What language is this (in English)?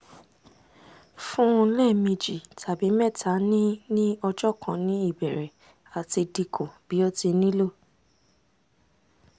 Yoruba